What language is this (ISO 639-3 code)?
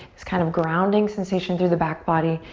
eng